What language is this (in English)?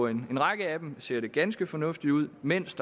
Danish